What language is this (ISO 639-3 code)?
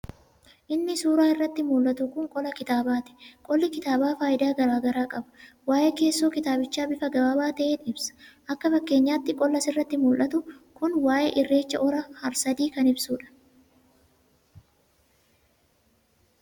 orm